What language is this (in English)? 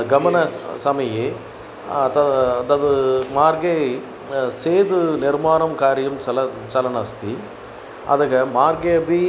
Sanskrit